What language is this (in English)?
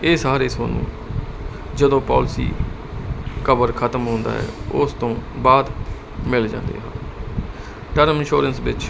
Punjabi